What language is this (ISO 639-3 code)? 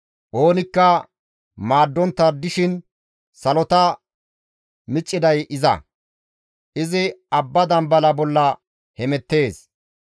gmv